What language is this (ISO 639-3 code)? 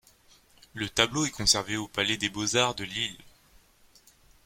fra